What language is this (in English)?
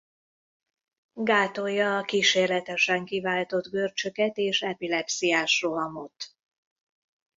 Hungarian